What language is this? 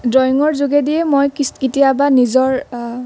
Assamese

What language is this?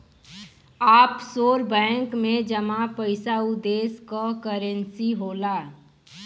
Bhojpuri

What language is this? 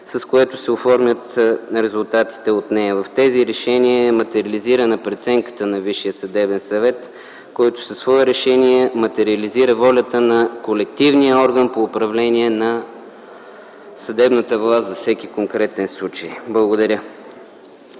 Bulgarian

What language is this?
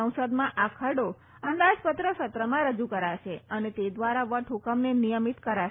Gujarati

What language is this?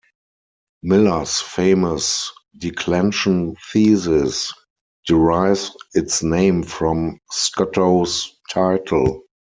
English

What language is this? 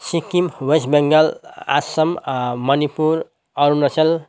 Nepali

